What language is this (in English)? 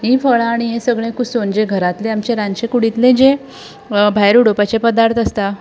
Konkani